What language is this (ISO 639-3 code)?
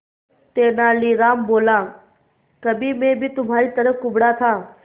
hin